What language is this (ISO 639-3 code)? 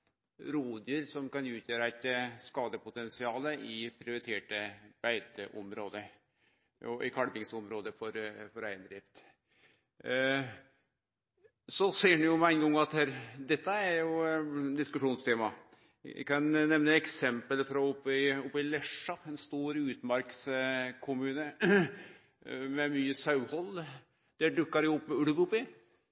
nno